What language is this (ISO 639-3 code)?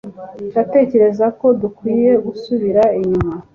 kin